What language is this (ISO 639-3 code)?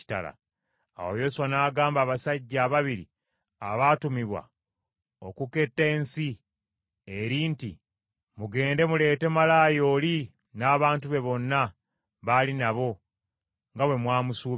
lug